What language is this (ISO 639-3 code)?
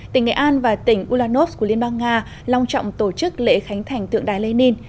vie